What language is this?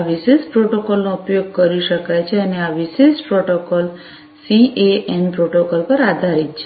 Gujarati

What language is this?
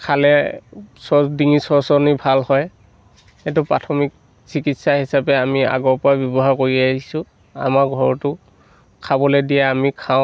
Assamese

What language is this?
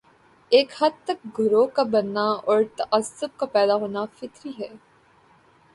Urdu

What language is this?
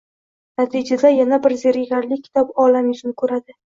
Uzbek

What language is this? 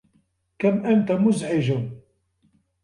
Arabic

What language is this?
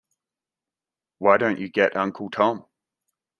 English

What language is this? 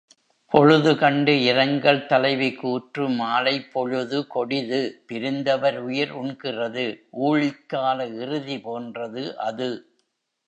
Tamil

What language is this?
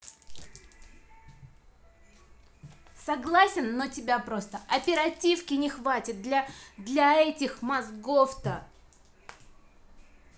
Russian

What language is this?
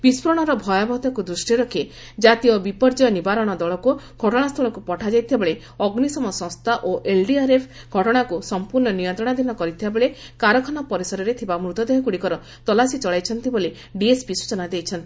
Odia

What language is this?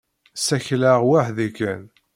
Kabyle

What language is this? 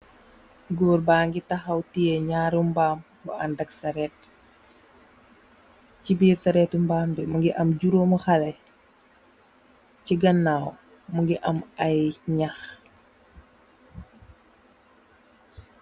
Wolof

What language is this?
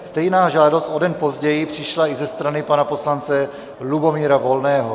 Czech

